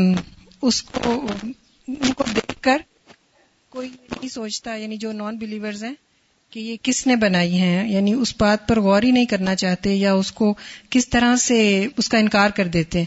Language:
Urdu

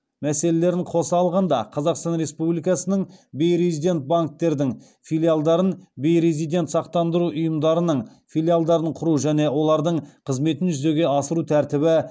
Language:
Kazakh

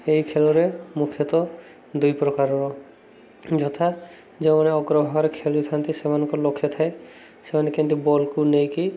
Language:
Odia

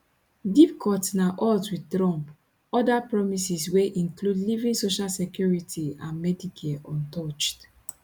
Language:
Nigerian Pidgin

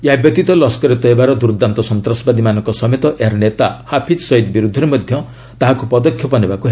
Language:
Odia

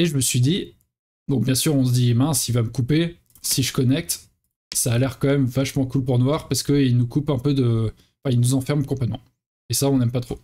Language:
French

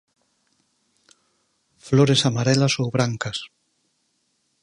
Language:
Galician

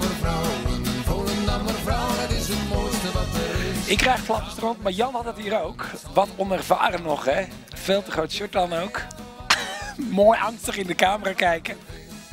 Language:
Dutch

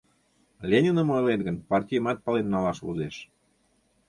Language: Mari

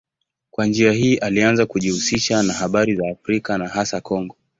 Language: Swahili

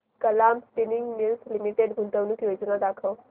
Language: Marathi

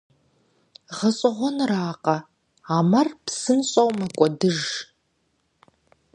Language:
Kabardian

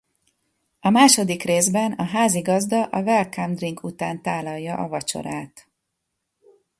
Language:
Hungarian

